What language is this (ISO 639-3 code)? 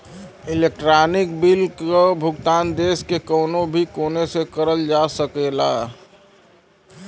bho